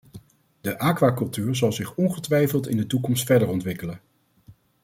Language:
Dutch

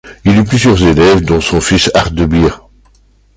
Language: French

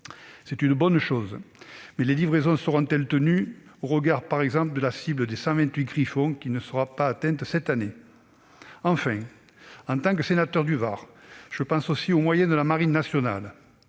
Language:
French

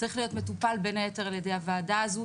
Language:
Hebrew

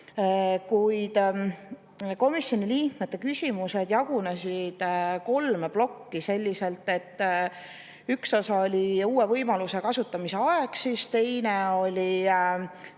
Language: Estonian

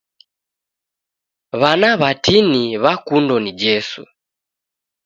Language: Taita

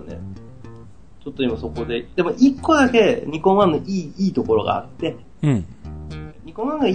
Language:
Japanese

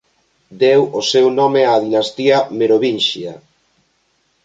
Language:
Galician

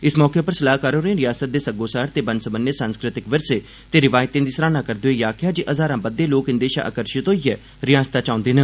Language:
Dogri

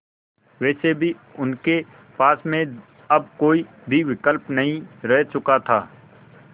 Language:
Hindi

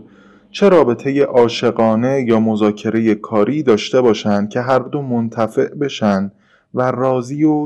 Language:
Persian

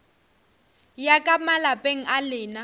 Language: Northern Sotho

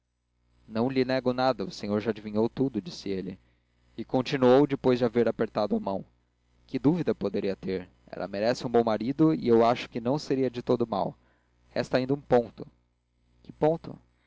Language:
Portuguese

